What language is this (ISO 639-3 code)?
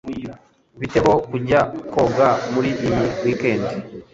kin